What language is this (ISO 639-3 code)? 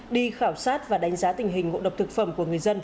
vie